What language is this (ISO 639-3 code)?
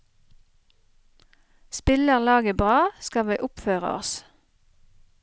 nor